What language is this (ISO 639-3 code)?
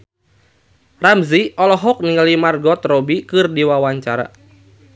sun